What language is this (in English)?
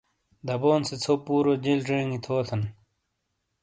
Shina